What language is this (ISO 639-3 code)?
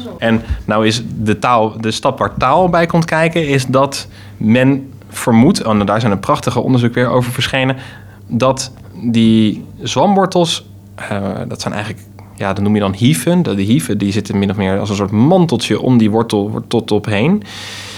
nld